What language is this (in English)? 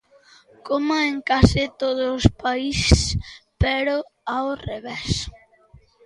Galician